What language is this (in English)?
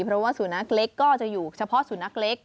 Thai